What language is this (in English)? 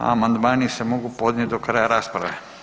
Croatian